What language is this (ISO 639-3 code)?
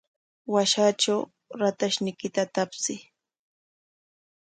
qwa